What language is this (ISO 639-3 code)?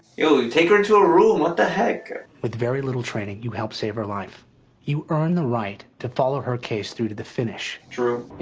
eng